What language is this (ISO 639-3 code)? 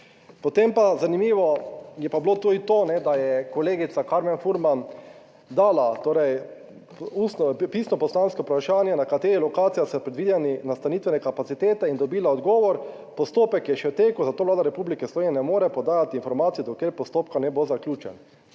slv